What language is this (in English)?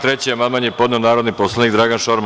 Serbian